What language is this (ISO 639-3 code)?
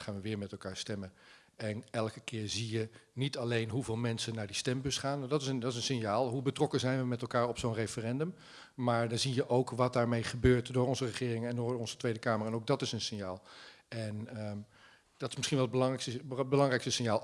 nld